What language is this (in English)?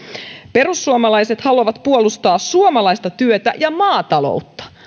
Finnish